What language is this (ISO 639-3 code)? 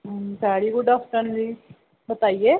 doi